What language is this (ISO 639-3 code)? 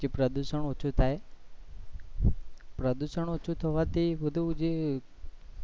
guj